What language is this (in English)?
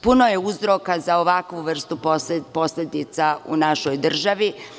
Serbian